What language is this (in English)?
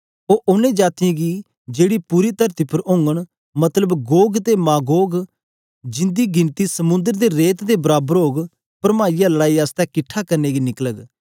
Dogri